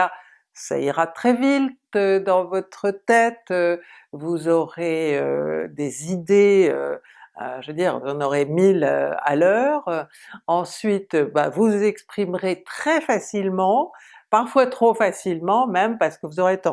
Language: French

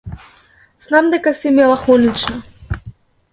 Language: Macedonian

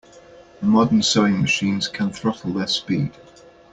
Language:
English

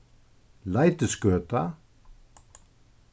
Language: Faroese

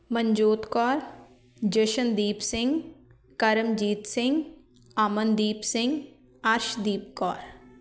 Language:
Punjabi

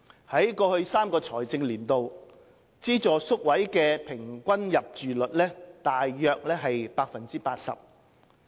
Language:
Cantonese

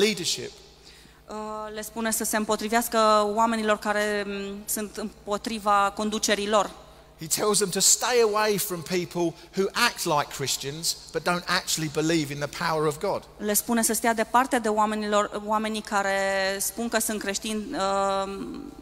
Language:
Romanian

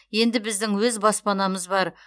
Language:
Kazakh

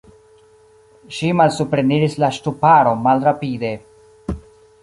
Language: Esperanto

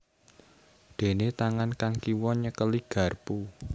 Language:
Javanese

